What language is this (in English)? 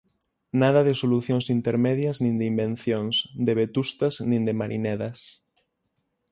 Galician